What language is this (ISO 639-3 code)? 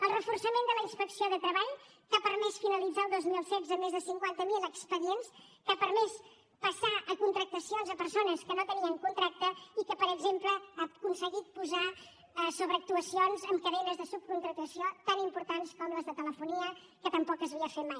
cat